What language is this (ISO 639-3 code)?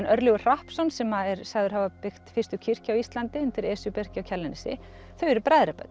isl